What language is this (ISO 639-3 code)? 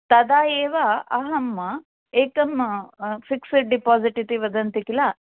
san